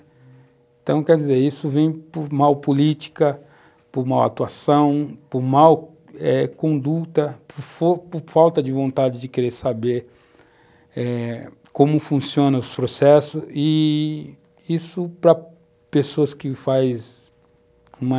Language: Portuguese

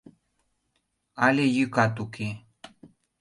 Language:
Mari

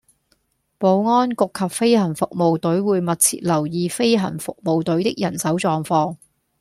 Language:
Cantonese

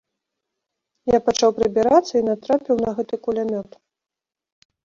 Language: Belarusian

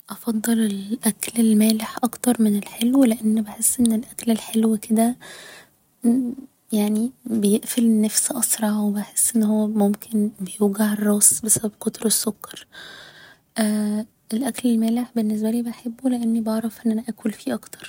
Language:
Egyptian Arabic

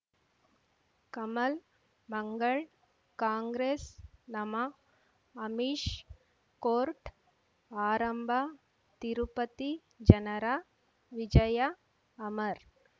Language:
Kannada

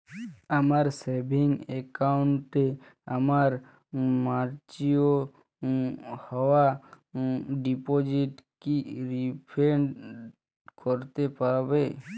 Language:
Bangla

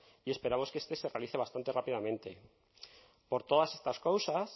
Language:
Spanish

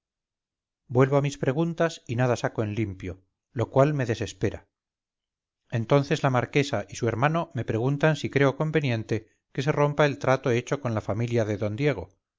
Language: Spanish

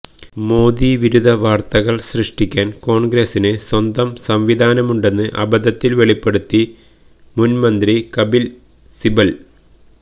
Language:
Malayalam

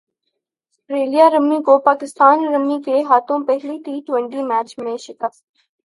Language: Urdu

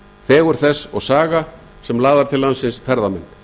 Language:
Icelandic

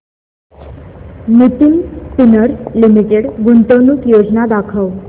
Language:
Marathi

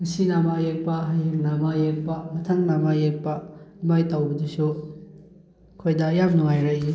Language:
Manipuri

